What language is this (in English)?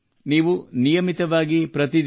Kannada